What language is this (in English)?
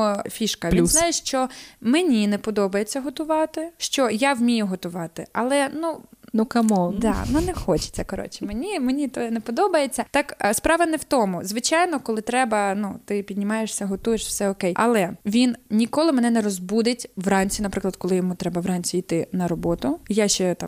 Ukrainian